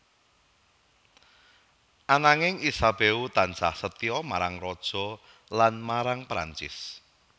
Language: Javanese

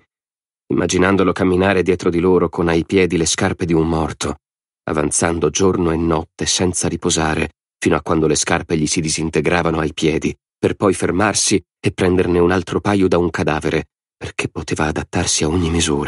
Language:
Italian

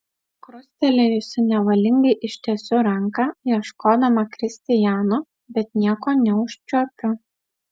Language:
Lithuanian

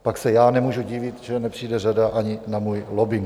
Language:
Czech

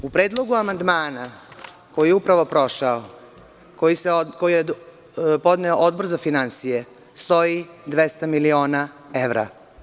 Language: Serbian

